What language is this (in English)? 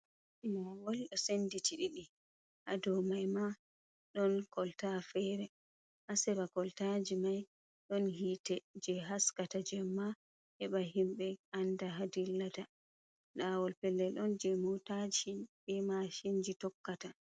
Fula